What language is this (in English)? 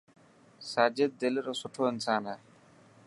Dhatki